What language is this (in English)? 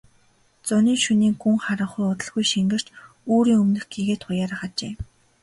Mongolian